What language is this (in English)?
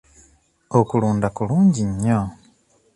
Ganda